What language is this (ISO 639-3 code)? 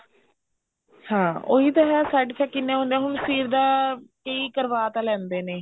pan